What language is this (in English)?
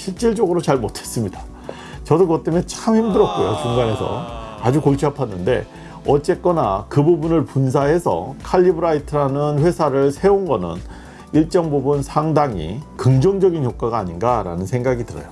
Korean